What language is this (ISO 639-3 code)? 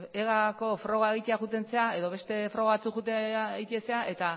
eus